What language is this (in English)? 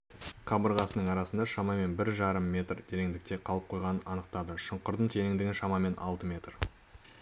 Kazakh